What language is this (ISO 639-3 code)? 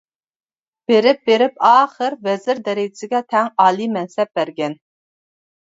uig